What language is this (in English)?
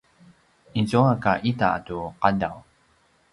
Paiwan